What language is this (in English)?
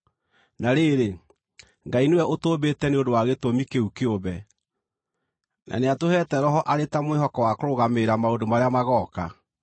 Kikuyu